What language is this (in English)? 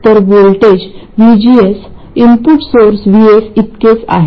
Marathi